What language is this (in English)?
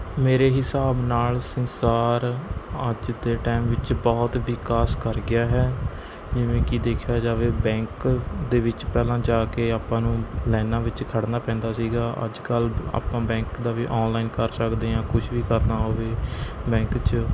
Punjabi